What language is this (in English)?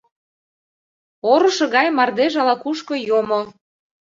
Mari